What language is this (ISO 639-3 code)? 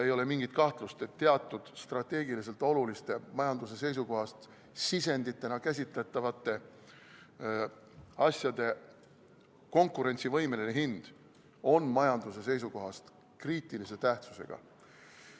est